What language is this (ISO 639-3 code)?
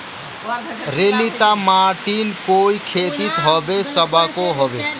mag